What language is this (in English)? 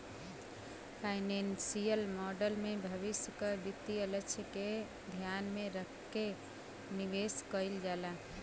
Bhojpuri